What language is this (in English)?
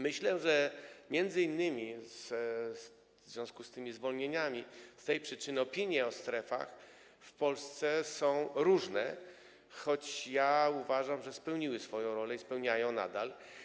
Polish